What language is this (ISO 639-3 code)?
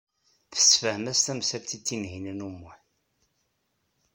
kab